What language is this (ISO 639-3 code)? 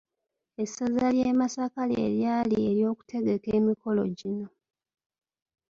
lug